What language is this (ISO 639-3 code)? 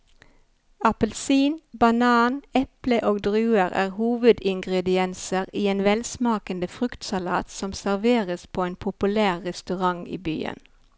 nor